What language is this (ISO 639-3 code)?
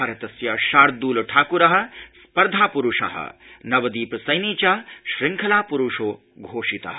san